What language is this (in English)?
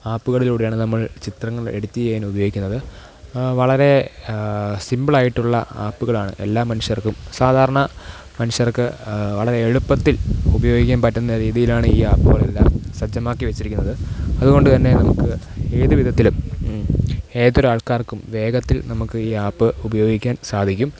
Malayalam